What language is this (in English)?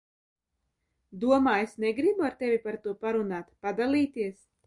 Latvian